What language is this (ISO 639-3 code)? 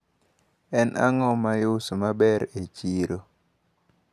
luo